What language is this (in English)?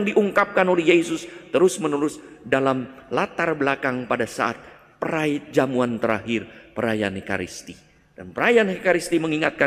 Indonesian